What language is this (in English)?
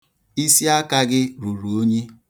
Igbo